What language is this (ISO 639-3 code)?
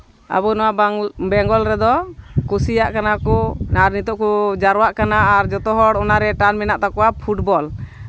sat